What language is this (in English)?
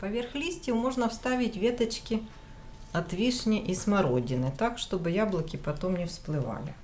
Russian